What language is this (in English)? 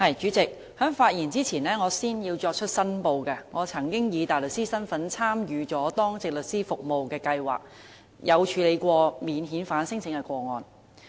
Cantonese